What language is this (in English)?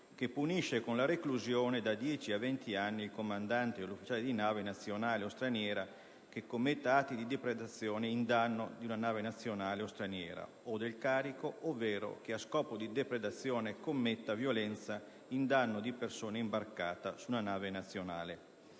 Italian